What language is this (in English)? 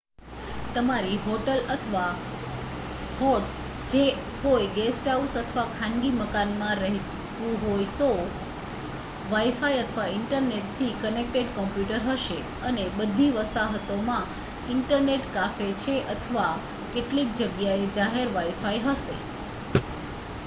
Gujarati